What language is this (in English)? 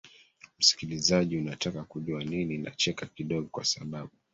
Swahili